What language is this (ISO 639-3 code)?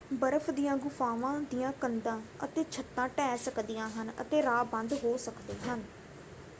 pan